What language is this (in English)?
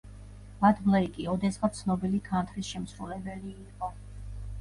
Georgian